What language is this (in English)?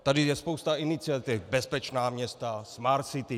Czech